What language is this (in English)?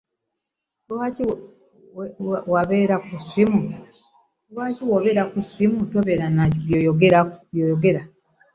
Ganda